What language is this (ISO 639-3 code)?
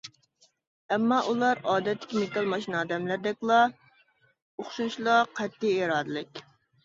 uig